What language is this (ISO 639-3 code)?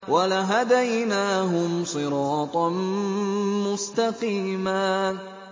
ara